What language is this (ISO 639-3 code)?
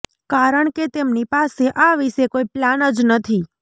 guj